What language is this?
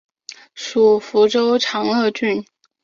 Chinese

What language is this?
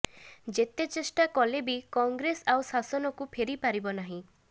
Odia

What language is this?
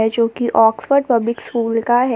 Hindi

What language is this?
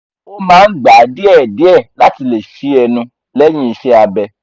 Yoruba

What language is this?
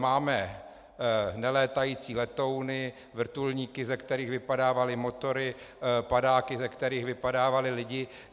Czech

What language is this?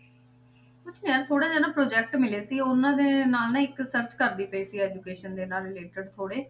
Punjabi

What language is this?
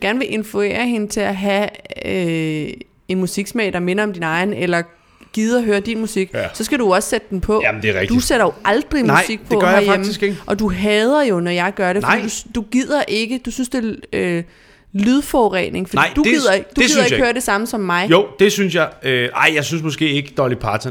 Danish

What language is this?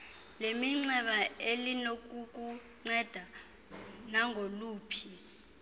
Xhosa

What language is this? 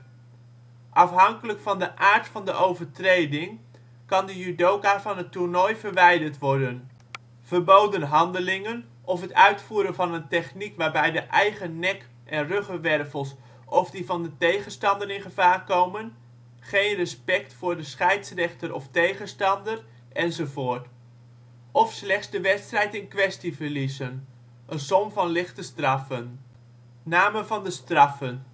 Dutch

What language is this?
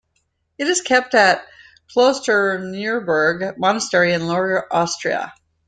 English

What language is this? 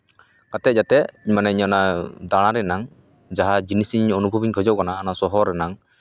Santali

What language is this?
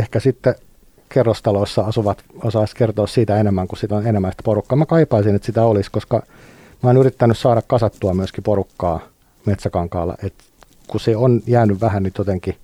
Finnish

